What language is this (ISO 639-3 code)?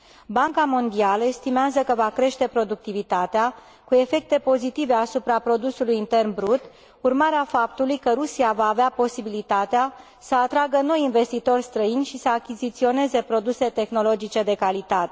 ron